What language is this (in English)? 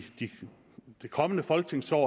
Danish